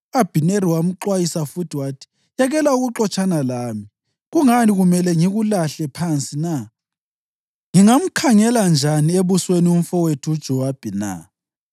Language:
North Ndebele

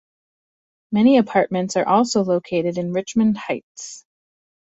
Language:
English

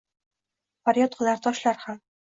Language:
Uzbek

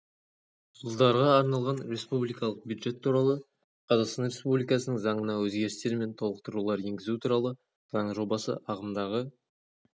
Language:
Kazakh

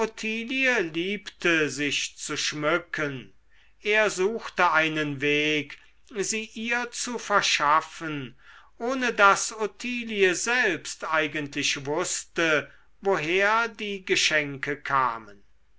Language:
German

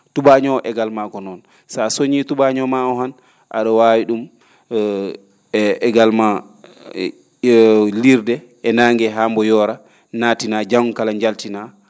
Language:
Fula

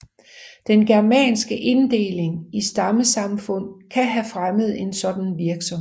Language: Danish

